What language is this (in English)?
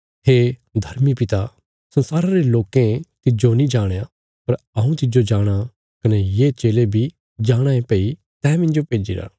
Bilaspuri